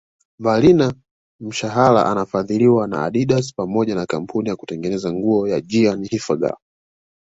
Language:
Swahili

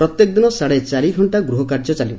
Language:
Odia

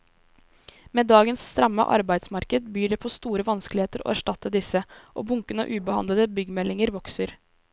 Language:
Norwegian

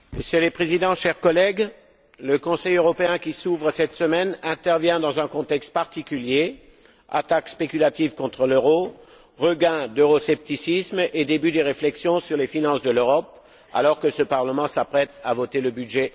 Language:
French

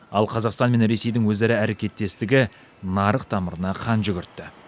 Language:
Kazakh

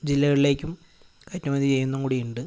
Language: Malayalam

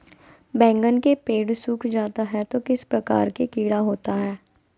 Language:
Magahi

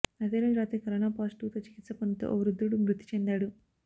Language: Telugu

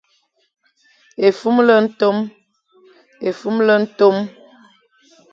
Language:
Fang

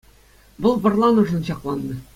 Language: Chuvash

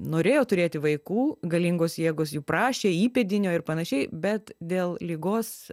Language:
Lithuanian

